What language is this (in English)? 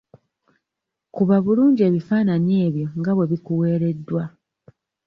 Ganda